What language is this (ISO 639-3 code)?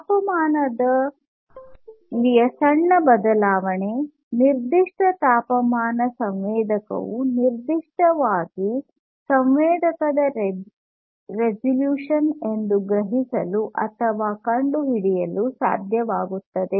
kan